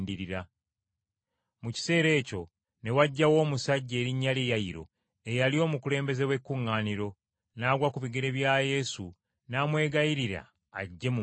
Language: Ganda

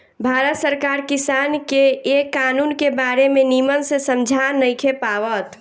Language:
Bhojpuri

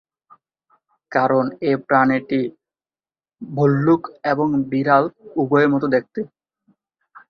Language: Bangla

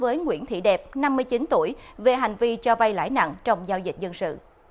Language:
Vietnamese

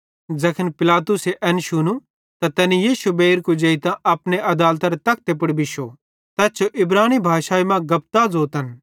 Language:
Bhadrawahi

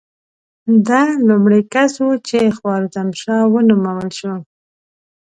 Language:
Pashto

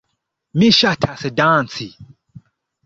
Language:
Esperanto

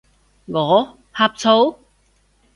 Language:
Cantonese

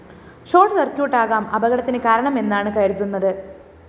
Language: Malayalam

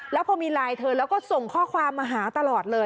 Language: Thai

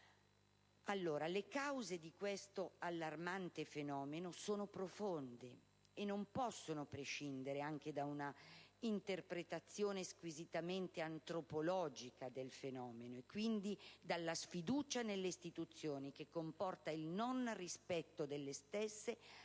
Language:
Italian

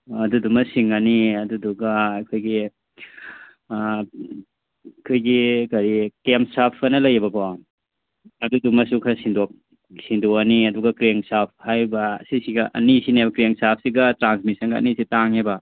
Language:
Manipuri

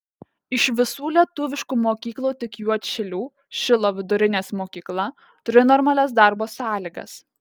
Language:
Lithuanian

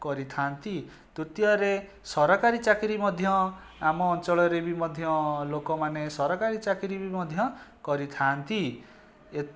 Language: Odia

